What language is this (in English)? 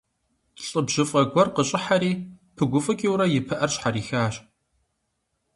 Kabardian